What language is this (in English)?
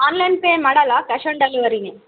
Kannada